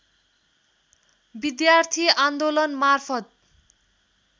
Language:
Nepali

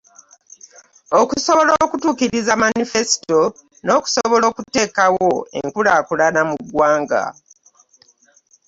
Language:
Ganda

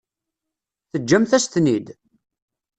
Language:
Kabyle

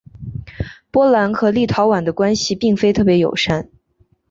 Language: Chinese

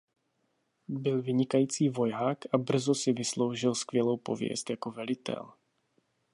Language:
Czech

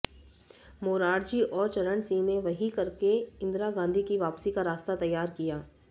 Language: Hindi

